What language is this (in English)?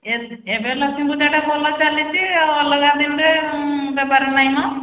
Odia